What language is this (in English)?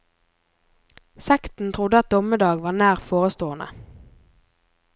Norwegian